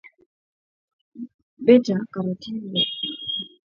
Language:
Swahili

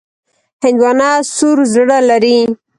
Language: Pashto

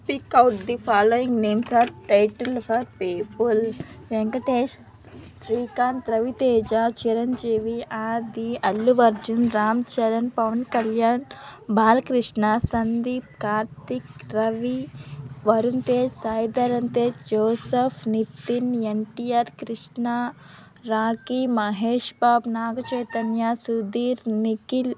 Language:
Telugu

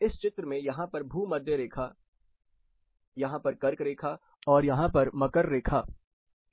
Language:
Hindi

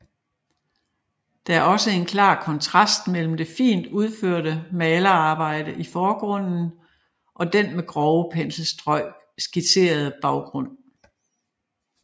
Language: Danish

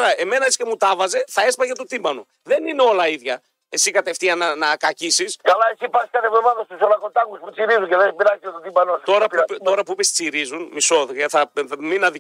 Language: Greek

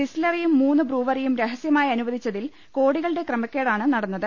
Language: Malayalam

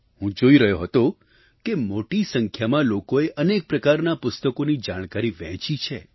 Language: Gujarati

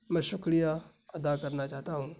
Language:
Urdu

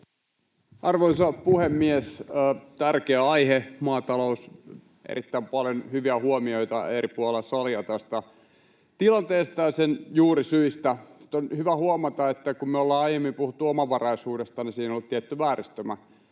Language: Finnish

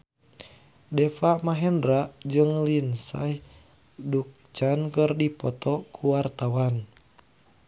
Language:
Sundanese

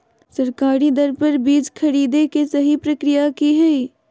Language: Magahi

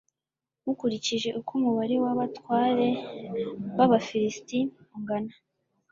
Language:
Kinyarwanda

